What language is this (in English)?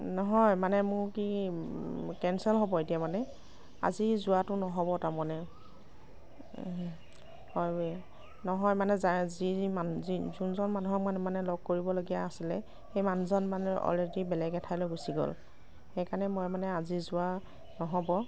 Assamese